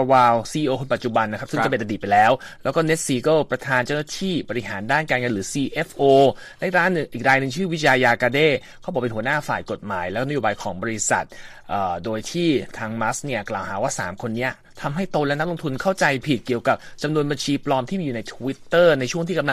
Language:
Thai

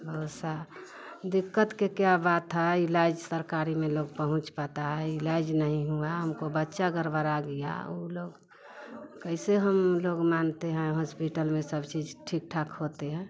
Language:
Hindi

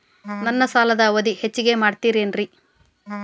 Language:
Kannada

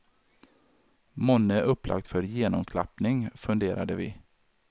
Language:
Swedish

